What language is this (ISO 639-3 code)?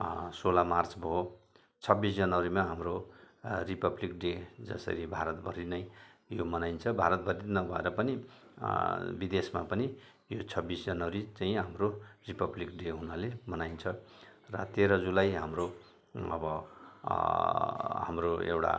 nep